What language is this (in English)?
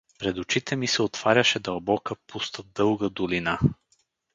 Bulgarian